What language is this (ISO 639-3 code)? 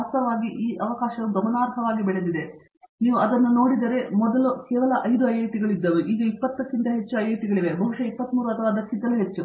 kan